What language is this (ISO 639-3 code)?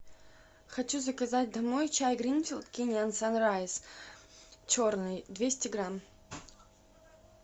rus